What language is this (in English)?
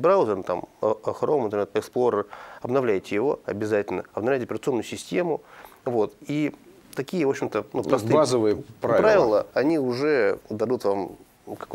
Russian